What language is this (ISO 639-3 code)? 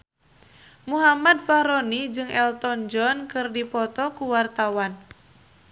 sun